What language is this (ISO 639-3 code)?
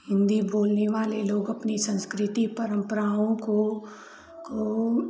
hin